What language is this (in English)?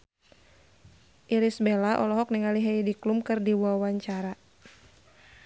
Sundanese